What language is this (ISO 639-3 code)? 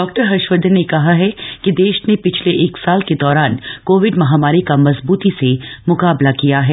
hin